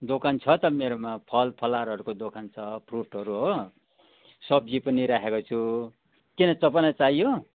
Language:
Nepali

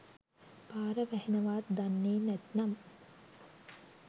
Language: Sinhala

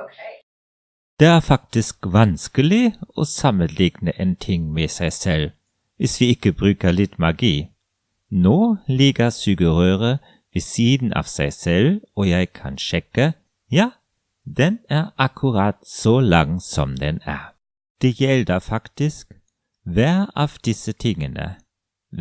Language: German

